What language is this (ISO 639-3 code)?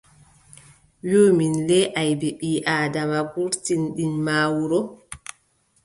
fub